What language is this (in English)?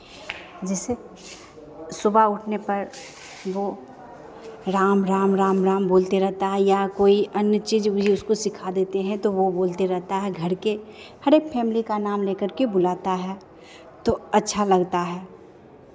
Hindi